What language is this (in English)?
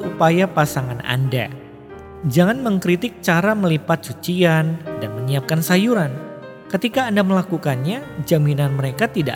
Indonesian